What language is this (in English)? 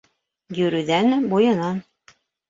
Bashkir